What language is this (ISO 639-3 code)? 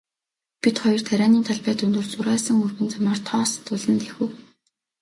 mon